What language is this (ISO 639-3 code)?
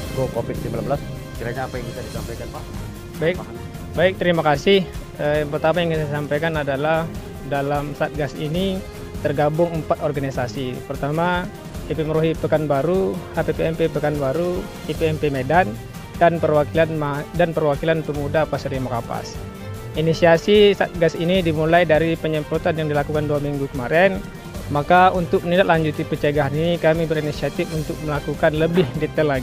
ind